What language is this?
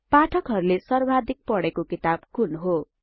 Nepali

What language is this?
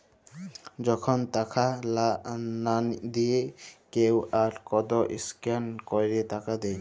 Bangla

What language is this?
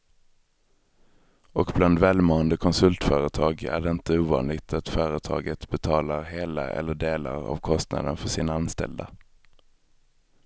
Swedish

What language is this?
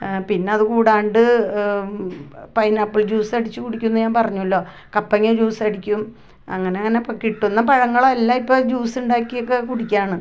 Malayalam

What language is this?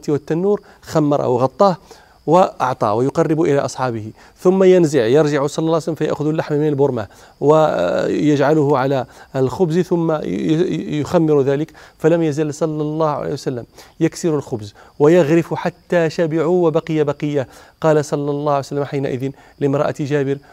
Arabic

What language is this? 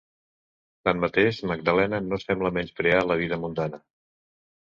Catalan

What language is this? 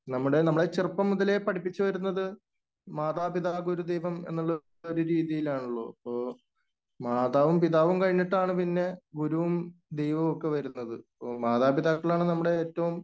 Malayalam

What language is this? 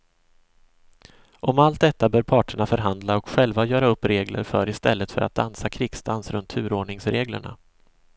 Swedish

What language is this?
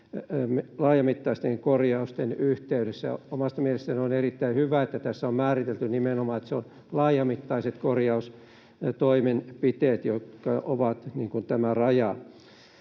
Finnish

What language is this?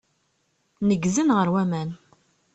Kabyle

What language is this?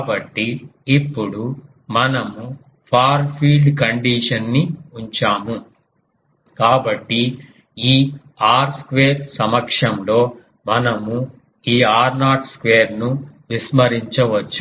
Telugu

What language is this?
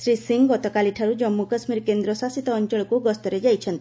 Odia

